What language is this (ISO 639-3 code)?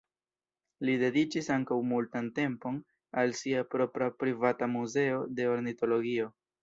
epo